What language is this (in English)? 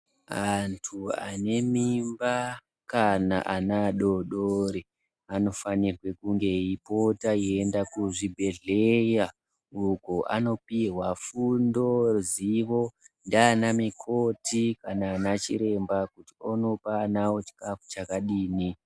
Ndau